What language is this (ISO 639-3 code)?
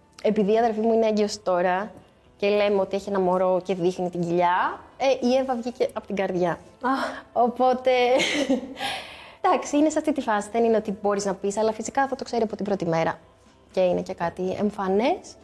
ell